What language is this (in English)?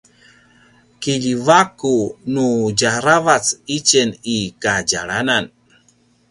Paiwan